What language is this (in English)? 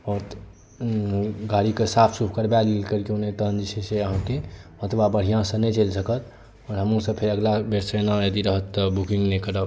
Maithili